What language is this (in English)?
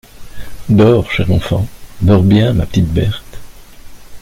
French